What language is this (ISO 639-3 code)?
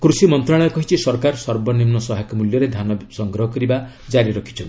ori